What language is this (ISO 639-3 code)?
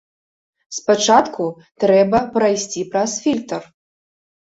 bel